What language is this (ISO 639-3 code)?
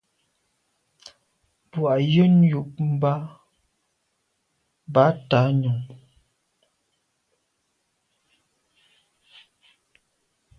byv